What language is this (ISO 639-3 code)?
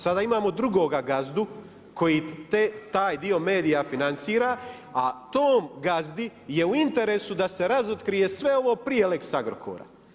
hrv